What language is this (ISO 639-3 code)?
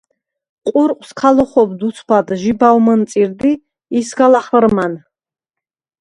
sva